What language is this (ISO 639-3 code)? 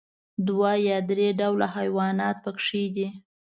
pus